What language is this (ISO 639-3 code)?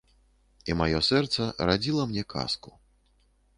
bel